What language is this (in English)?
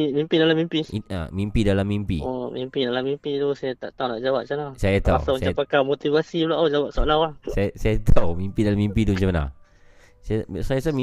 Malay